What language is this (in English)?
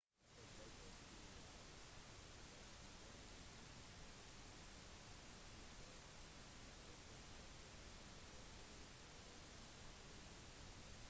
Norwegian Bokmål